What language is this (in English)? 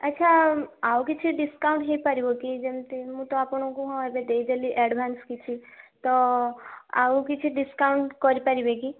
Odia